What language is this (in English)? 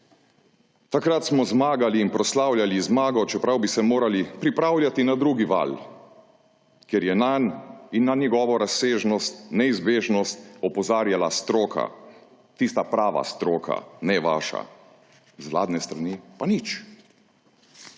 Slovenian